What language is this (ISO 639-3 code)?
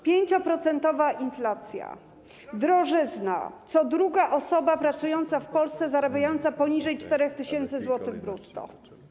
pol